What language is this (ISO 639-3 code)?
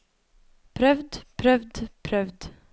nor